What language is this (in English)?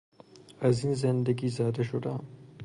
Persian